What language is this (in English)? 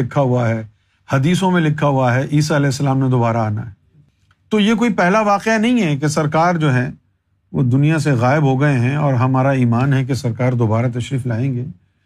Urdu